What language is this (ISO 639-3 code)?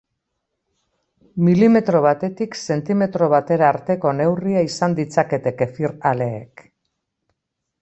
eus